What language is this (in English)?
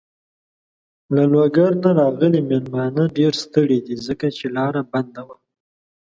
Pashto